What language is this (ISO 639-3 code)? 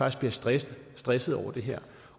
dan